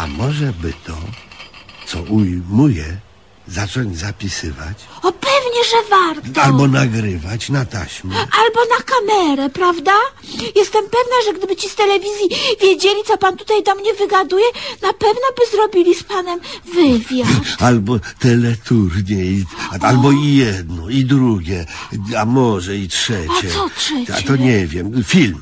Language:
Polish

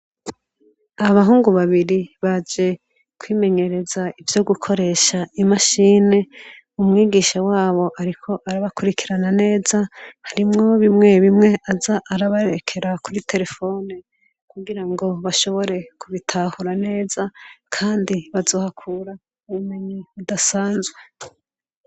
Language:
Rundi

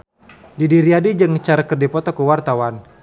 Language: Sundanese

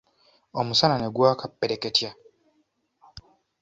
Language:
Ganda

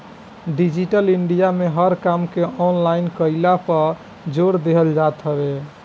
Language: Bhojpuri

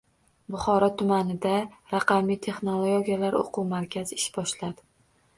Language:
Uzbek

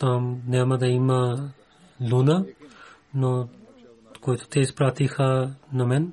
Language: Bulgarian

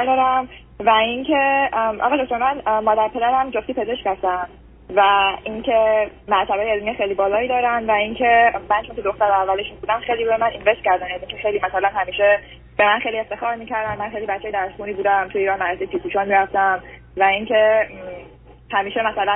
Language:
Persian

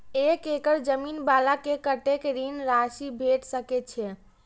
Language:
Maithili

